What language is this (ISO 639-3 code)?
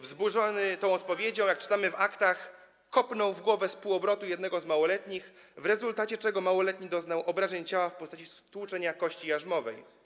pol